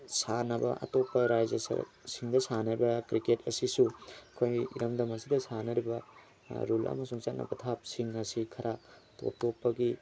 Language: Manipuri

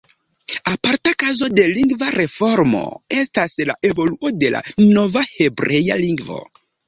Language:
Esperanto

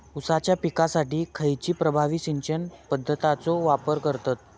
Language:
Marathi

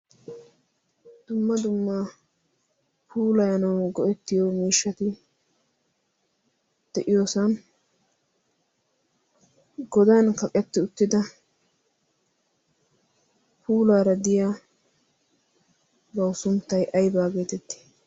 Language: Wolaytta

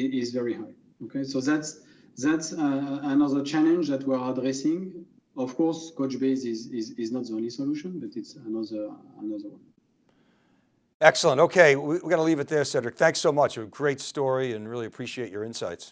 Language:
English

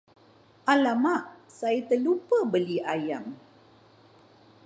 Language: Malay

